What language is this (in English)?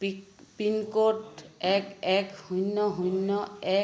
Assamese